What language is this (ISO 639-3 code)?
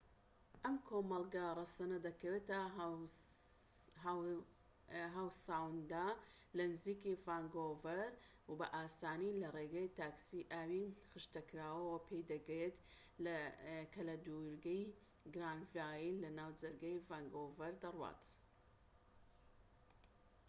ckb